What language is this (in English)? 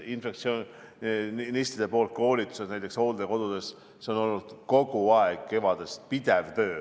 Estonian